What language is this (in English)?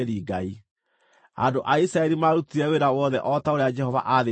Kikuyu